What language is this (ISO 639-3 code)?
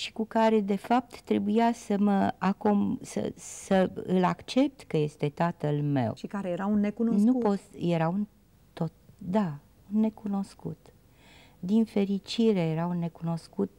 ron